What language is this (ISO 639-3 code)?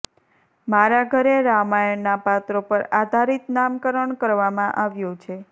guj